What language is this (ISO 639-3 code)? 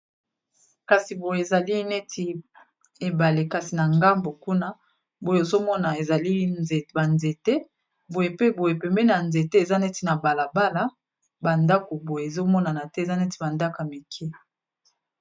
lin